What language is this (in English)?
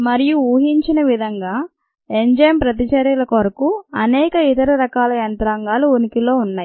Telugu